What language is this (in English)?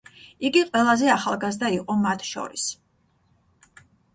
Georgian